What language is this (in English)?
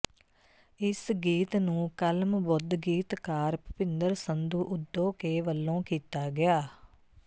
Punjabi